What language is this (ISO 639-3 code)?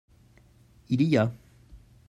fra